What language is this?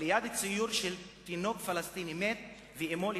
Hebrew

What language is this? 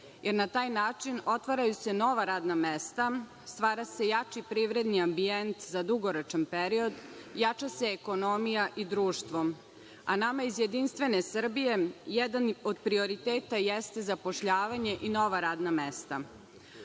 Serbian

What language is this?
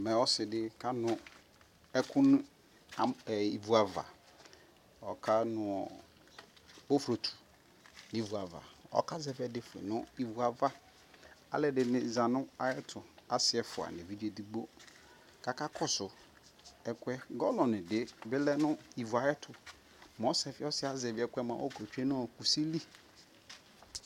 Ikposo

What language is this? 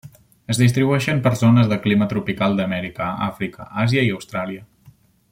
Catalan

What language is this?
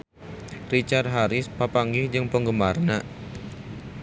Sundanese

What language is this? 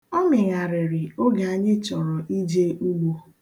Igbo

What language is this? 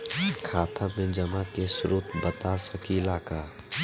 Bhojpuri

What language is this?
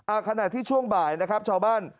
Thai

